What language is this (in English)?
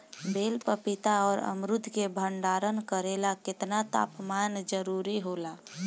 Bhojpuri